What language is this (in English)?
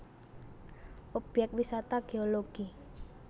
Javanese